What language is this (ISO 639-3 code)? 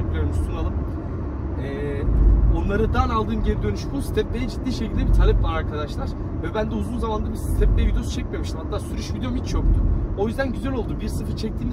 tur